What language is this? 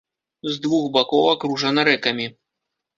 Belarusian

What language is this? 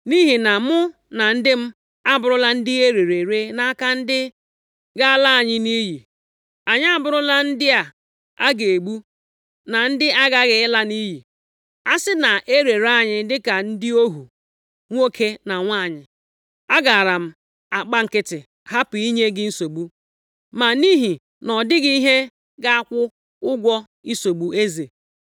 Igbo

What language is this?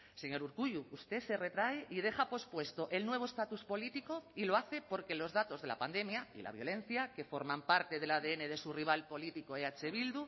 Spanish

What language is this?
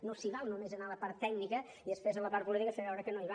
Catalan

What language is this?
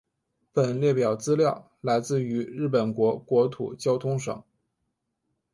Chinese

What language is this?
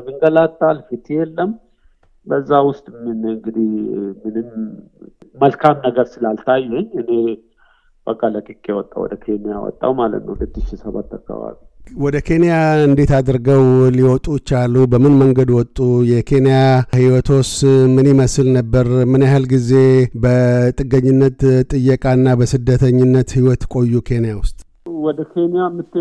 Amharic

